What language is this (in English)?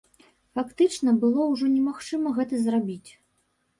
Belarusian